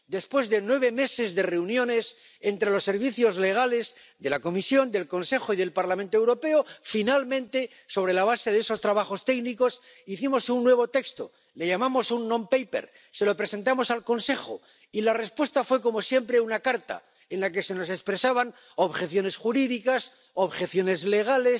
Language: Spanish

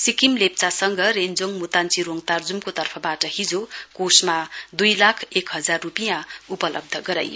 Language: Nepali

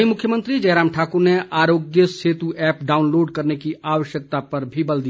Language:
Hindi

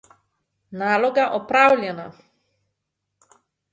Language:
Slovenian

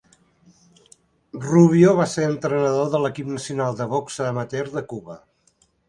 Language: Catalan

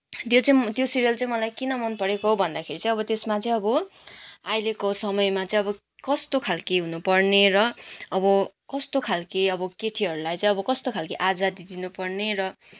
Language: Nepali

